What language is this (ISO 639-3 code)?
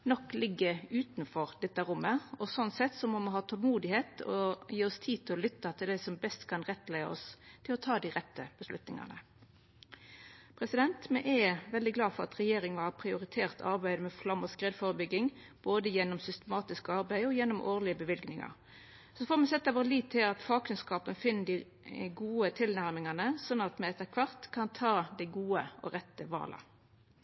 nno